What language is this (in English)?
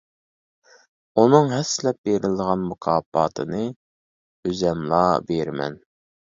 Uyghur